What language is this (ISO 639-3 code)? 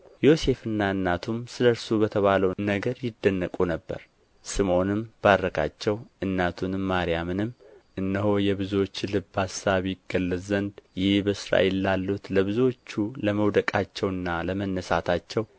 amh